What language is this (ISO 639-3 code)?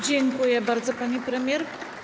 pol